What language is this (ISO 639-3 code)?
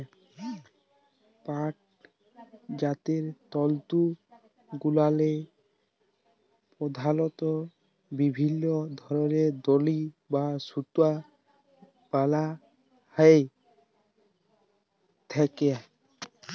ben